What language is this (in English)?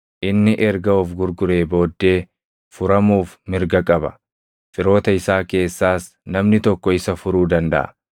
Oromo